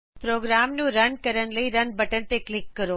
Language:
Punjabi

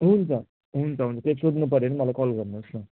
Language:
Nepali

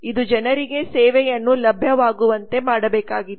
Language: Kannada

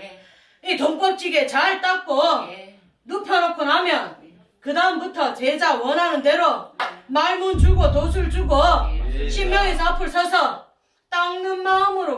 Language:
Korean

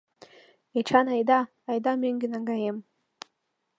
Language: Mari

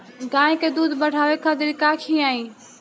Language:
Bhojpuri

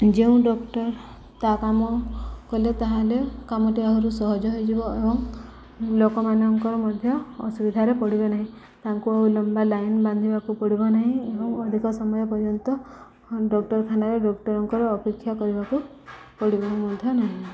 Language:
Odia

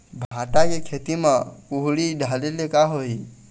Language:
Chhattisgarhi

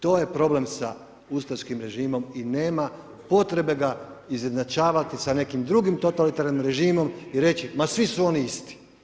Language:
Croatian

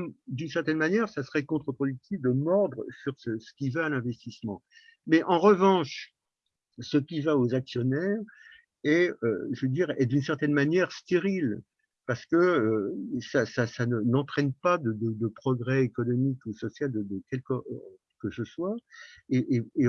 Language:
French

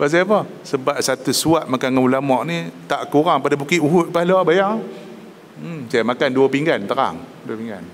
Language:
Malay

